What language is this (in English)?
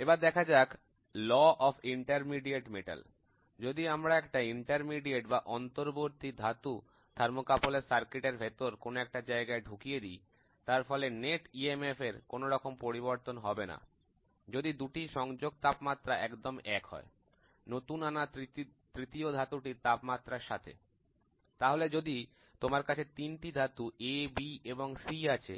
Bangla